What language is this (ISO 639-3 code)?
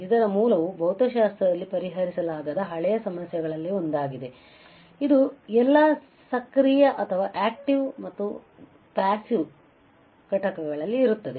kan